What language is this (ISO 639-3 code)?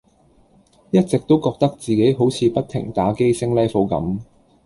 yue